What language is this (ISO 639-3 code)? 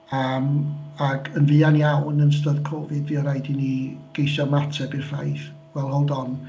cym